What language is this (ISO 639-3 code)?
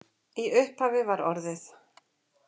isl